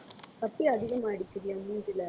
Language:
Tamil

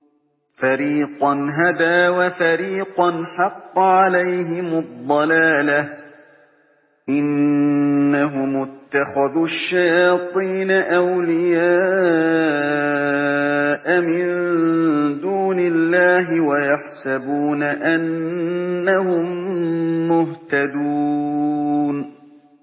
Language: Arabic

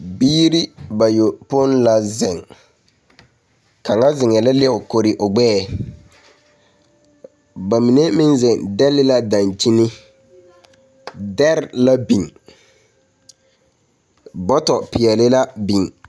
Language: Southern Dagaare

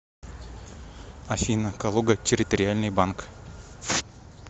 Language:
Russian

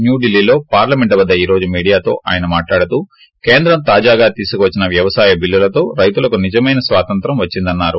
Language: Telugu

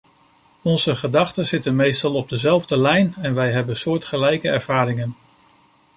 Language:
Dutch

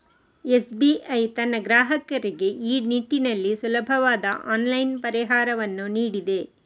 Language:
Kannada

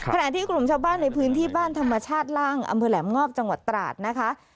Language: Thai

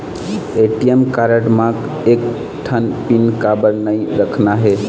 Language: Chhattisgarhi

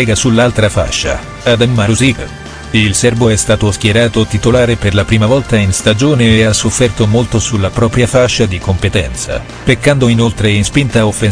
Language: Italian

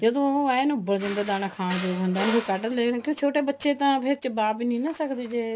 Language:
Punjabi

